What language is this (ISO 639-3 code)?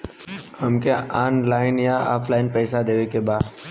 bho